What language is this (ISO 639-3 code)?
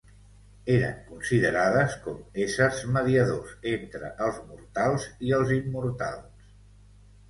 cat